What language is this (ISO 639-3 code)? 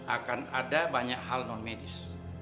ind